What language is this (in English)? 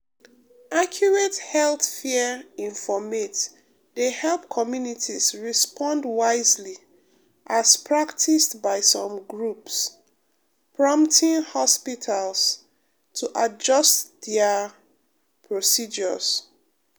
Nigerian Pidgin